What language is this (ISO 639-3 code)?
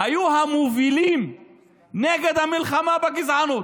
heb